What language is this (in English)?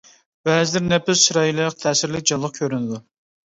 Uyghur